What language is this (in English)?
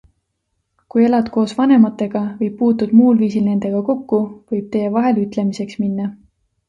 Estonian